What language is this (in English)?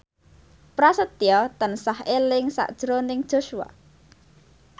Javanese